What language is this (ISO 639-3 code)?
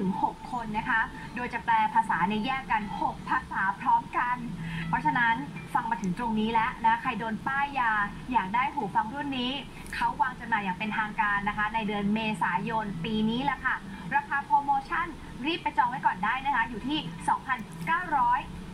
tha